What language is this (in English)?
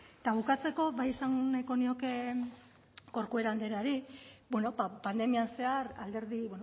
Basque